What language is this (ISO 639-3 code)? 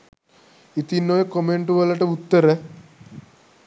sin